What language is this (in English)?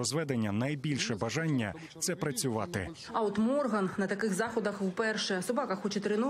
Ukrainian